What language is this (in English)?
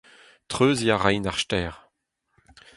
Breton